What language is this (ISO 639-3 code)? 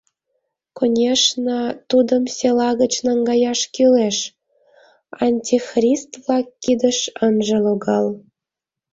chm